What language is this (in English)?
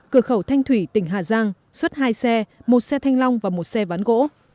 Vietnamese